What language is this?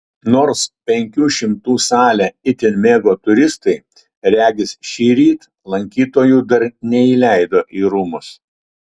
Lithuanian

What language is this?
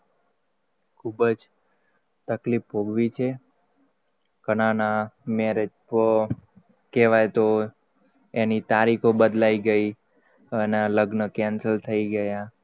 Gujarati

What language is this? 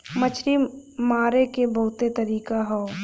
Bhojpuri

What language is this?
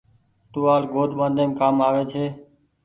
Goaria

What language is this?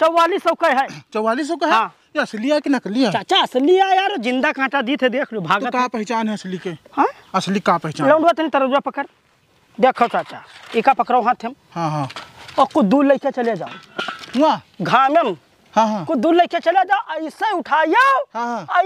Hindi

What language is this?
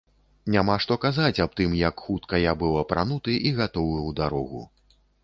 Belarusian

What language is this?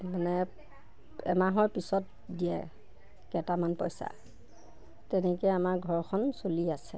Assamese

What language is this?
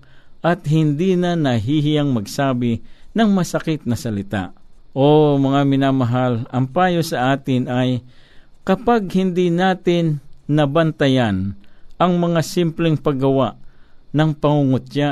Filipino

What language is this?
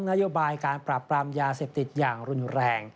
Thai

